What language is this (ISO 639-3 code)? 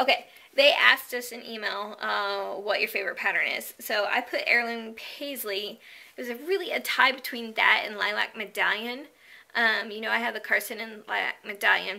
eng